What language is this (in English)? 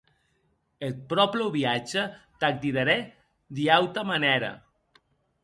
Occitan